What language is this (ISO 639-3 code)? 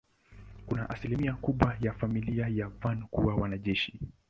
swa